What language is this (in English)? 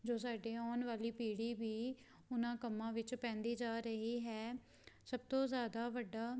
Punjabi